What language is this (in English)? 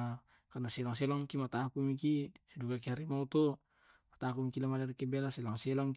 Tae'